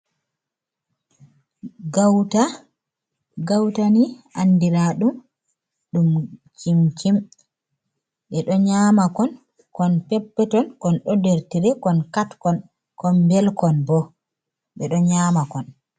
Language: Fula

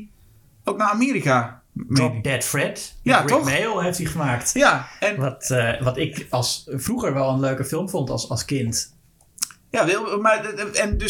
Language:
Dutch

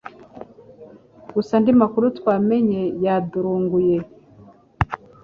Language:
Kinyarwanda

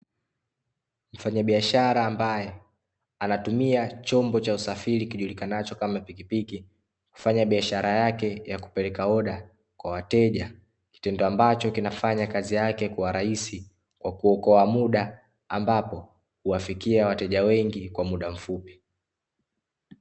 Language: Swahili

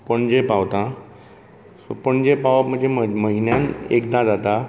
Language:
Konkani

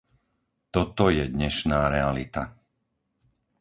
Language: Slovak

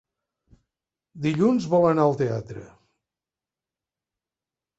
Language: Catalan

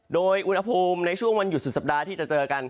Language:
Thai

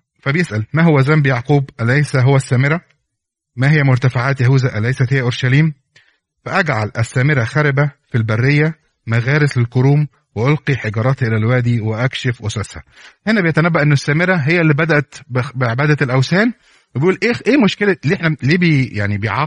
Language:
Arabic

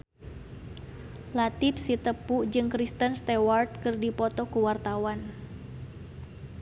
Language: Sundanese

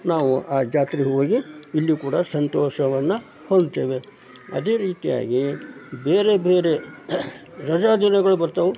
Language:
Kannada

